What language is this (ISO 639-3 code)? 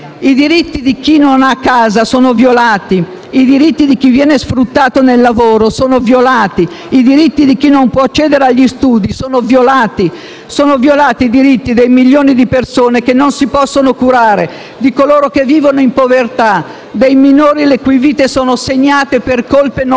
ita